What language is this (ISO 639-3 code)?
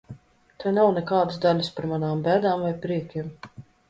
lav